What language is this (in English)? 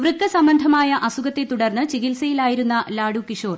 Malayalam